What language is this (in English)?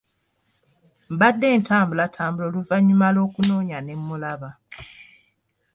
Ganda